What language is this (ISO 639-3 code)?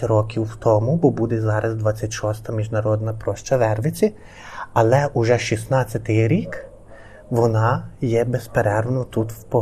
ukr